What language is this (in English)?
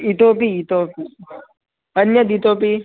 Sanskrit